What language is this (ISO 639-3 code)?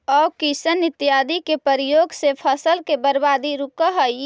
mag